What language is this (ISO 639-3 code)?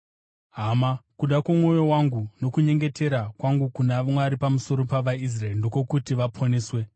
sna